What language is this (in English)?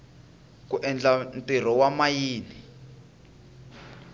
Tsonga